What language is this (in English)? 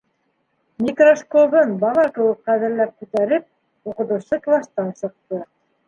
Bashkir